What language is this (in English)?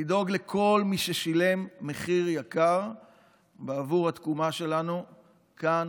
Hebrew